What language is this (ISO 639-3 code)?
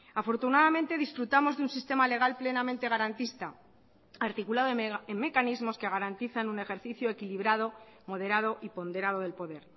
spa